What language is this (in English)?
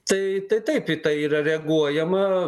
Lithuanian